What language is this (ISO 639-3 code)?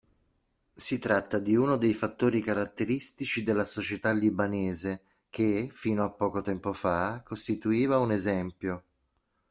ita